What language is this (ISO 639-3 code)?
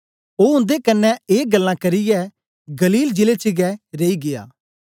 doi